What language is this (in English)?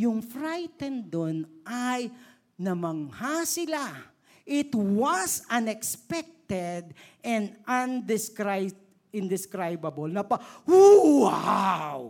Filipino